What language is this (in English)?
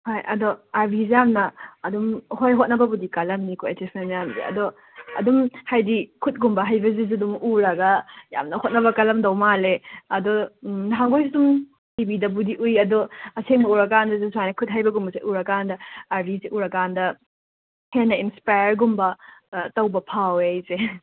Manipuri